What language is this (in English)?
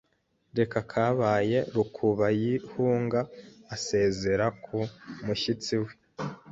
Kinyarwanda